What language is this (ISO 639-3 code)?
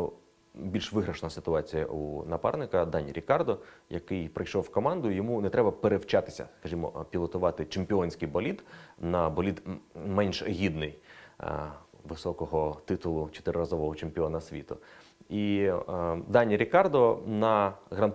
ukr